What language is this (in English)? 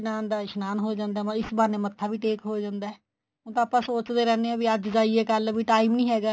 Punjabi